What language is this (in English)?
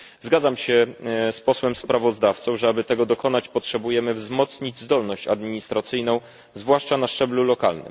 Polish